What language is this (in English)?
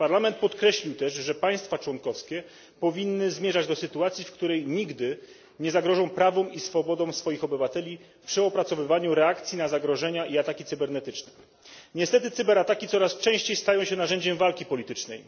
Polish